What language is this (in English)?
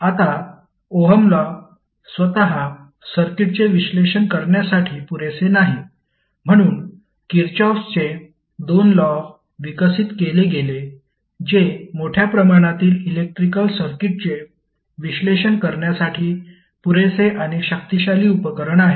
Marathi